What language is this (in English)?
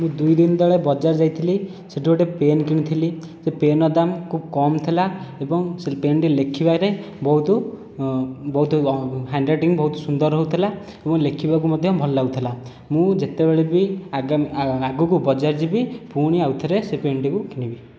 Odia